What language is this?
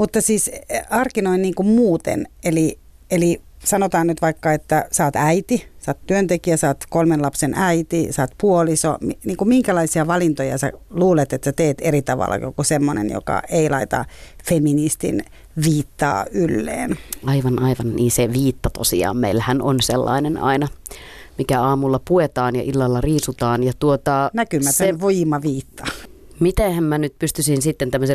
Finnish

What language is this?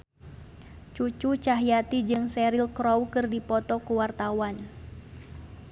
Sundanese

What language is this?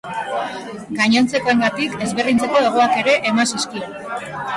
Basque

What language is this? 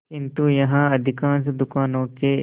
Hindi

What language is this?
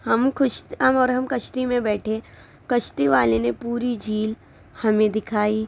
Urdu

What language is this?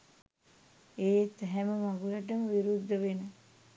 Sinhala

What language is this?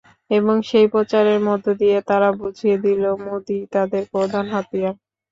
Bangla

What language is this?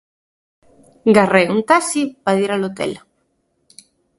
Asturian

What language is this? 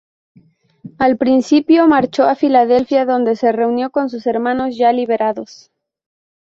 Spanish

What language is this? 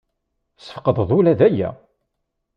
Kabyle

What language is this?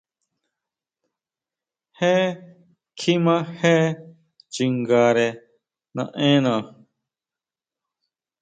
Huautla Mazatec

